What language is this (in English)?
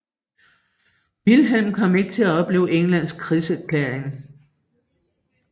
Danish